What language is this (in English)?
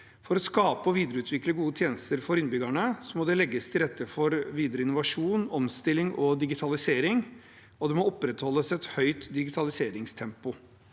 Norwegian